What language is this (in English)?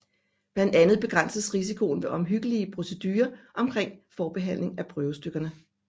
Danish